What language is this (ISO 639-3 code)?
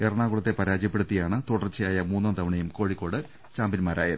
mal